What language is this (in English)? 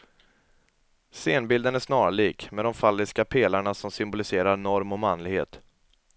Swedish